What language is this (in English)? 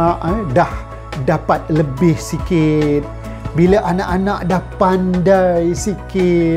Malay